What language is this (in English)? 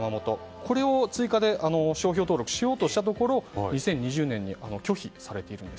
Japanese